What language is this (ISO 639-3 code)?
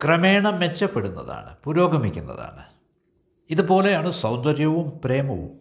mal